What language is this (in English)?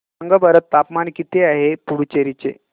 Marathi